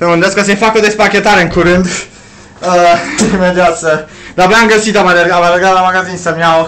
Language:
Romanian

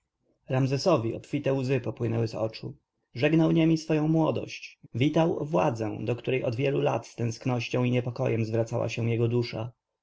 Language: Polish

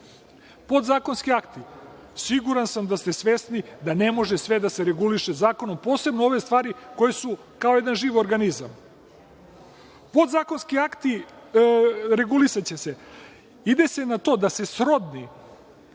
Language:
Serbian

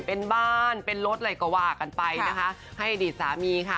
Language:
Thai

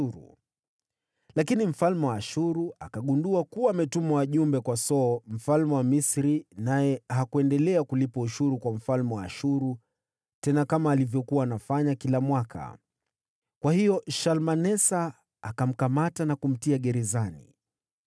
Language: Swahili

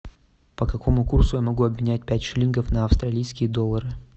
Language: Russian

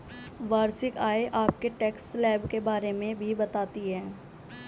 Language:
Hindi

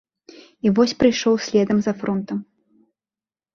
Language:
Belarusian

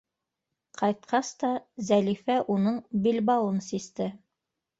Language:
Bashkir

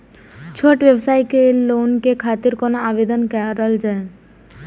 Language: Maithili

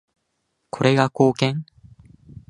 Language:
Japanese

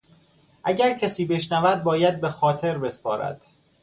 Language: Persian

